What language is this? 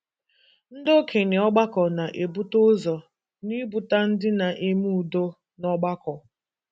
Igbo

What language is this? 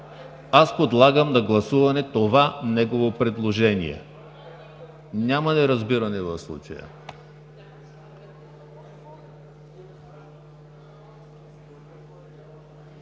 Bulgarian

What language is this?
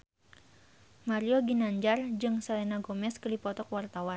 Sundanese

